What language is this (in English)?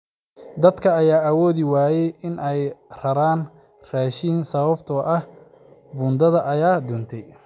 Somali